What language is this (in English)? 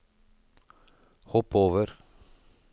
Norwegian